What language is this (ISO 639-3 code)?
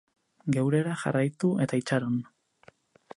eus